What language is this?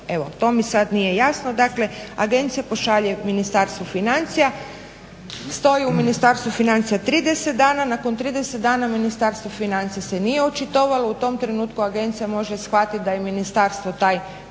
Croatian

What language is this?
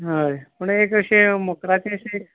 Konkani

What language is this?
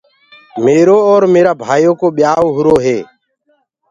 Gurgula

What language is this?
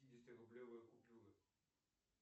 Russian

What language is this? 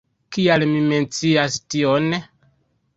Esperanto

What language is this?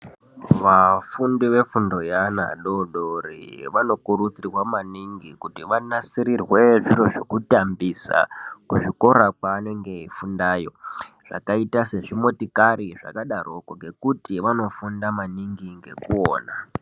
Ndau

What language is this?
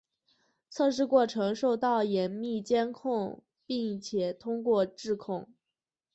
Chinese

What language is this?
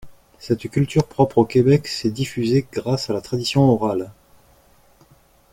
French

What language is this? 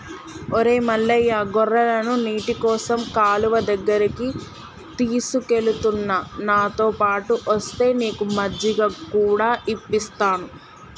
Telugu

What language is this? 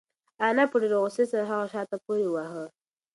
Pashto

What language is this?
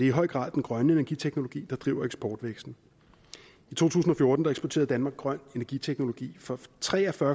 Danish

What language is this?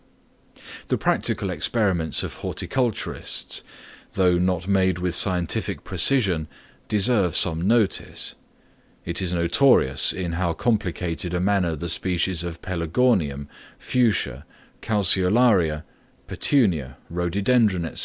English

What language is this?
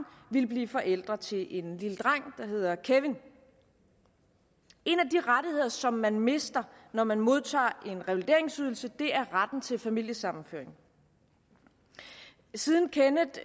Danish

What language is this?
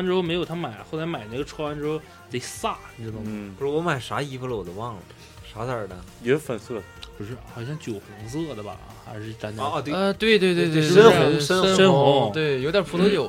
Chinese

